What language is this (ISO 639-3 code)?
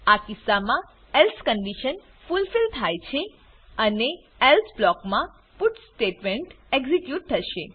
guj